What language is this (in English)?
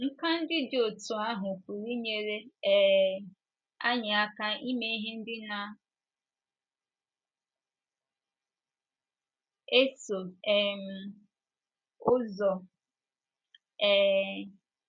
Igbo